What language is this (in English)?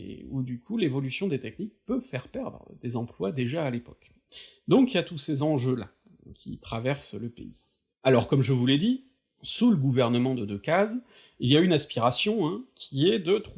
French